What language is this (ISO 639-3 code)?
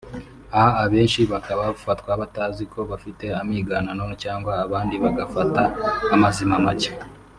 kin